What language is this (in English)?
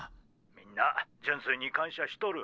Japanese